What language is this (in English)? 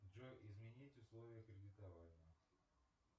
Russian